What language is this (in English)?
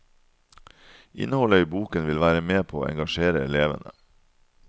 Norwegian